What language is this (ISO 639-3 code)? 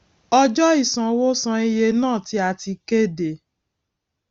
yor